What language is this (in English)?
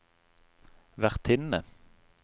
Norwegian